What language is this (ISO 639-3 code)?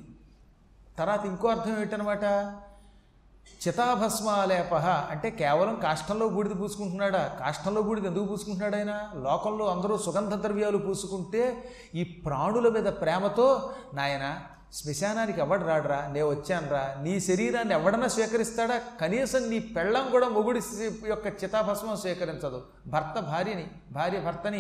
tel